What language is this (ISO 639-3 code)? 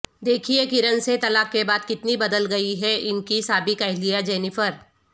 urd